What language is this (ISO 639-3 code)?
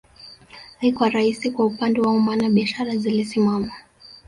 swa